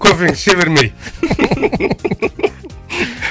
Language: Kazakh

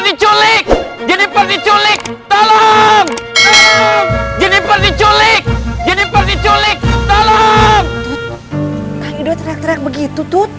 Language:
Indonesian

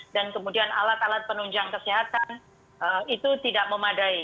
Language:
Indonesian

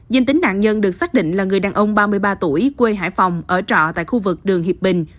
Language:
Vietnamese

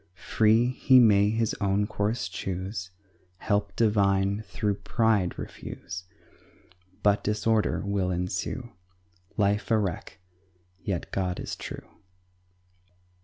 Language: English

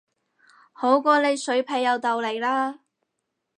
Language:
Cantonese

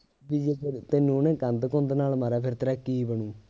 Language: Punjabi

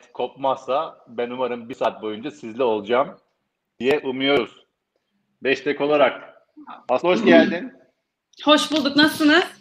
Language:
Turkish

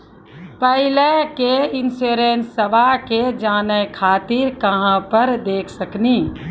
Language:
Maithili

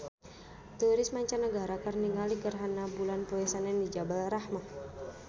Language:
Sundanese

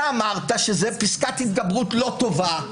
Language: Hebrew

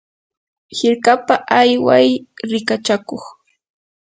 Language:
Yanahuanca Pasco Quechua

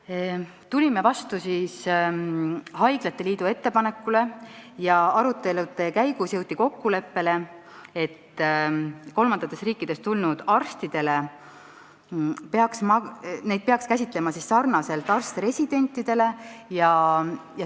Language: Estonian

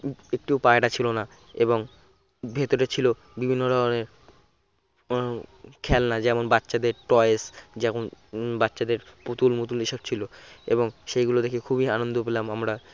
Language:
Bangla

